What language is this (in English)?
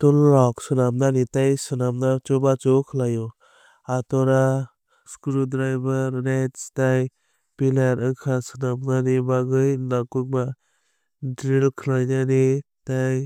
Kok Borok